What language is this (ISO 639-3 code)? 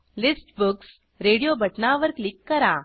mar